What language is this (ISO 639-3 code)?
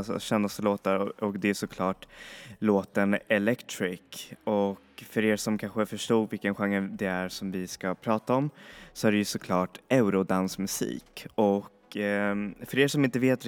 swe